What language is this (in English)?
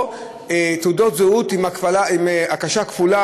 Hebrew